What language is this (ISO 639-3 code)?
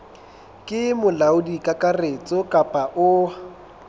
sot